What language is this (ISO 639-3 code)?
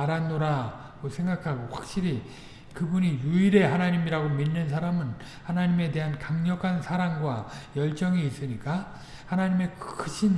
kor